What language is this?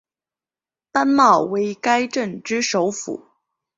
Chinese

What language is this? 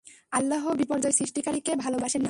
Bangla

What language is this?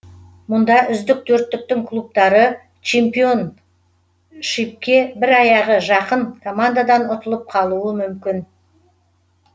Kazakh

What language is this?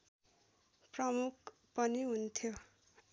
Nepali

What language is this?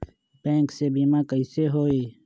Magahi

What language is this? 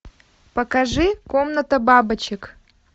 Russian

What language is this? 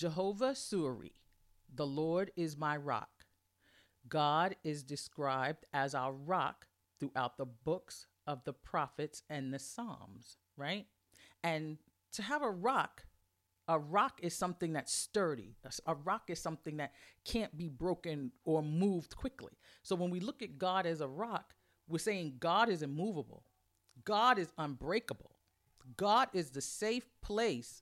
English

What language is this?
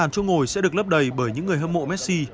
Vietnamese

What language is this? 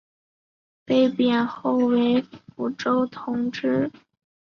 Chinese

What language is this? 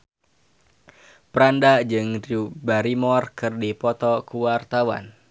Sundanese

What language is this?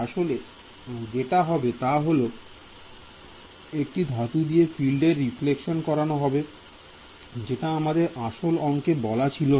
Bangla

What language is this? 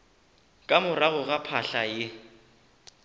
Northern Sotho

